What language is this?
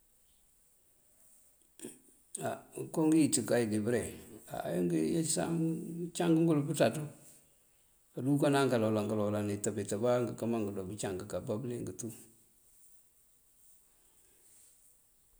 Mandjak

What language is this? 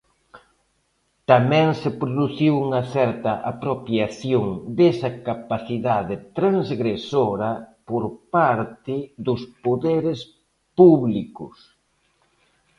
Galician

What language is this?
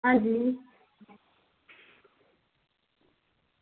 Dogri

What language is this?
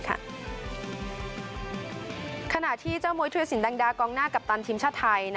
Thai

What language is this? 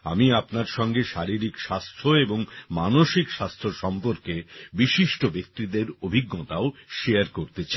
Bangla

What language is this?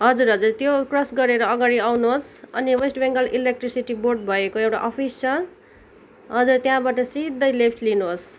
Nepali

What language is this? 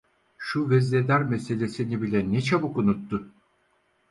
Turkish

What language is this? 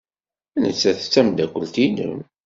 Kabyle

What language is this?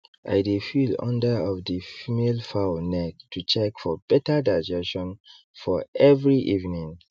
Nigerian Pidgin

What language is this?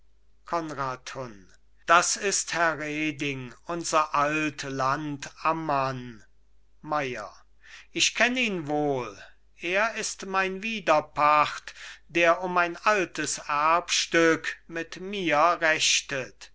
German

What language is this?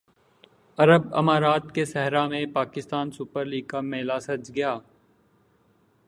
Urdu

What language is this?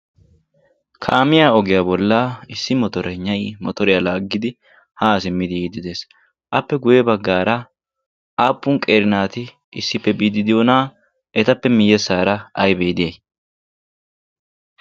Wolaytta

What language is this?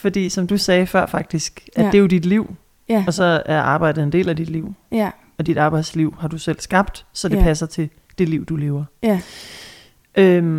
Danish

